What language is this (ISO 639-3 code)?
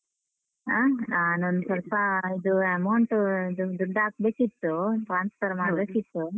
kan